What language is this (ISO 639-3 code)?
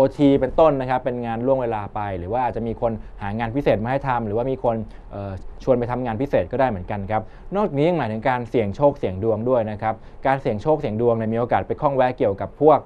tha